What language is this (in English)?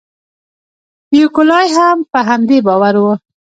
Pashto